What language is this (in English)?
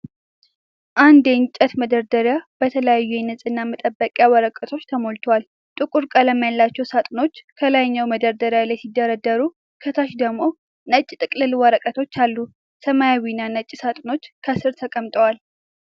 Amharic